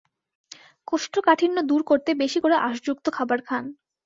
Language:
Bangla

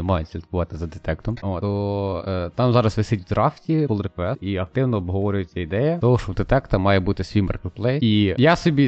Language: Ukrainian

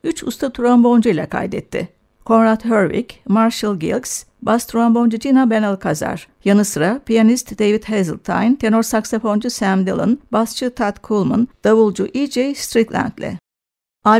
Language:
Turkish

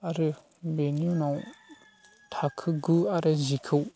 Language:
Bodo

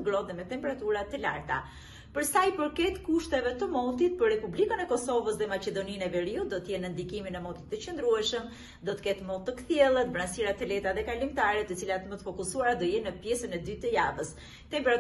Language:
Romanian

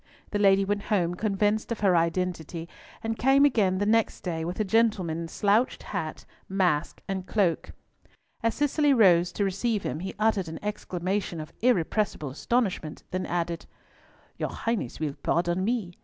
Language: English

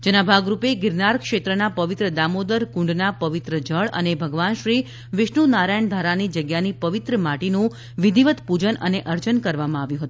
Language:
Gujarati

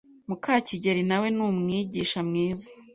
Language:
Kinyarwanda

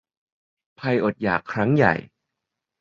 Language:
Thai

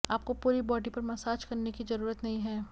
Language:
Hindi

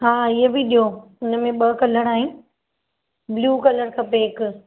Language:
Sindhi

